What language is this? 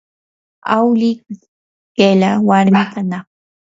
Yanahuanca Pasco Quechua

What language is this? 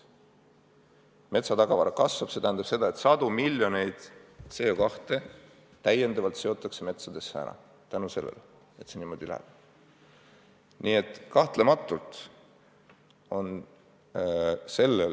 Estonian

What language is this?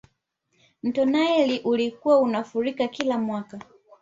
Swahili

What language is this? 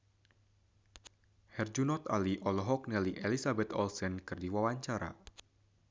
Sundanese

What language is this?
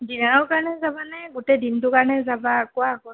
Assamese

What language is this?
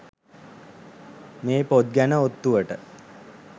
Sinhala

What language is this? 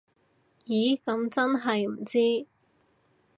Cantonese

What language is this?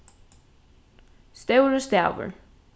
Faroese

